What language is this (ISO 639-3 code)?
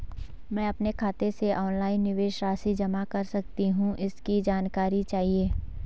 hin